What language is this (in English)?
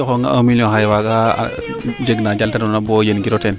Serer